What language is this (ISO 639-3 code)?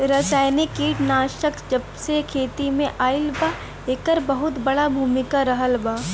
bho